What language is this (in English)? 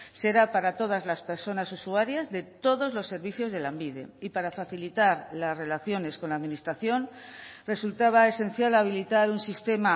Spanish